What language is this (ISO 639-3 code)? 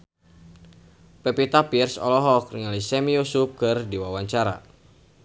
sun